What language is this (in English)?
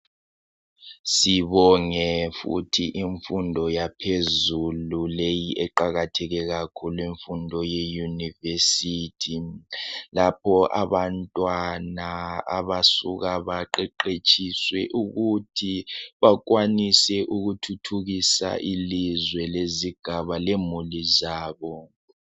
North Ndebele